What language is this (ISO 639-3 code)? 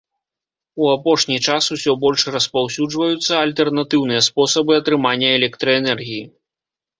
bel